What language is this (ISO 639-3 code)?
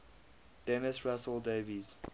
eng